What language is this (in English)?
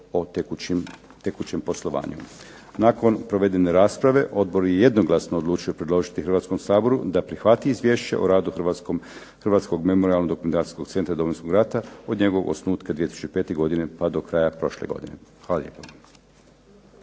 Croatian